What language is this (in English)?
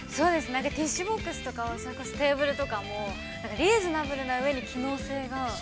Japanese